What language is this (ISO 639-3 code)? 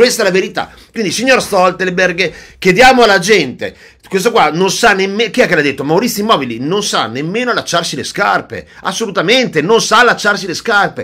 ita